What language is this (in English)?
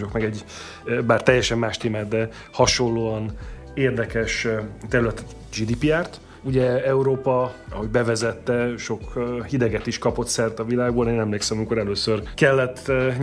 Hungarian